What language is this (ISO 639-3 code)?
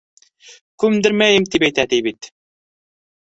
bak